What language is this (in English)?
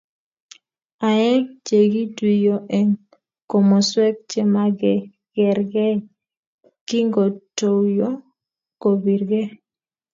Kalenjin